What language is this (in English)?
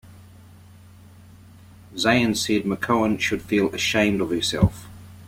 English